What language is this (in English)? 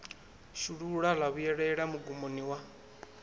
Venda